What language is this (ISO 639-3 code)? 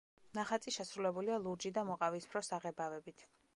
kat